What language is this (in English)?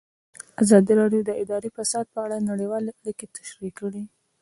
Pashto